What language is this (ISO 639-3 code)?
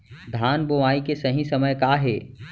hne